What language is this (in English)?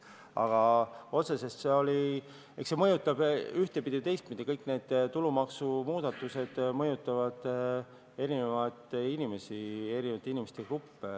Estonian